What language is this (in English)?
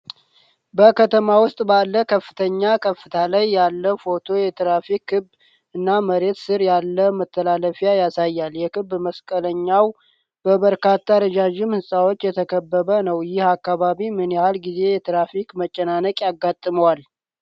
Amharic